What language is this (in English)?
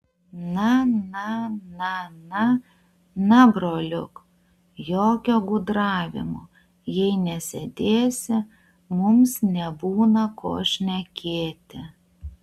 Lithuanian